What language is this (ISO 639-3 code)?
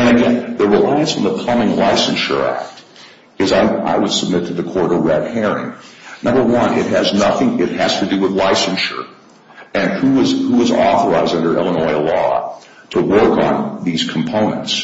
eng